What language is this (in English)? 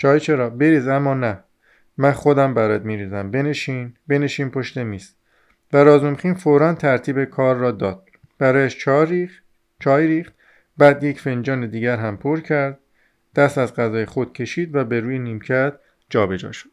Persian